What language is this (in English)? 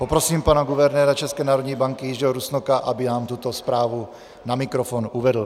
Czech